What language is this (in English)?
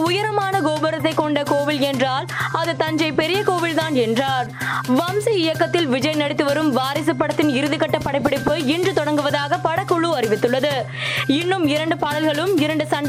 Tamil